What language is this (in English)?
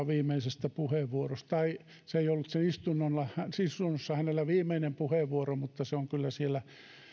Finnish